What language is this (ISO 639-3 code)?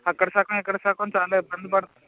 tel